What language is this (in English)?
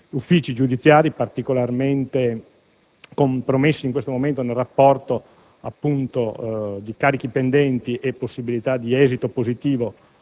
Italian